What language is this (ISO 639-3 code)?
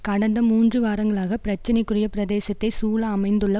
tam